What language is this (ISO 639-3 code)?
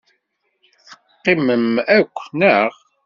kab